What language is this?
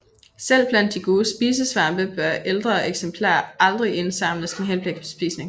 Danish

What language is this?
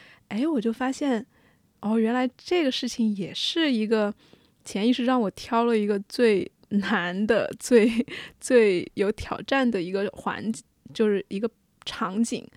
Chinese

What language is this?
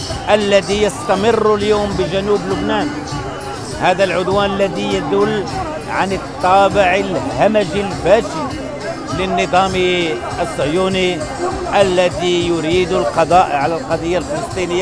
Arabic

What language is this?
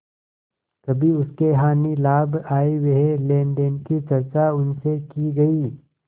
Hindi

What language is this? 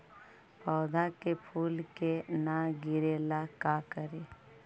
Magahi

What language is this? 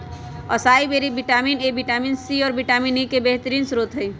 Magahi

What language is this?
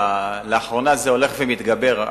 Hebrew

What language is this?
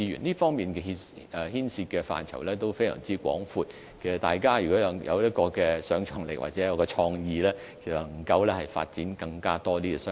Cantonese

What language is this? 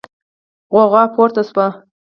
Pashto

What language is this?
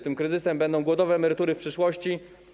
Polish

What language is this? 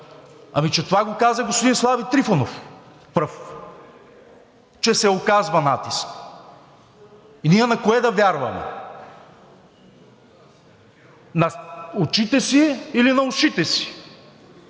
Bulgarian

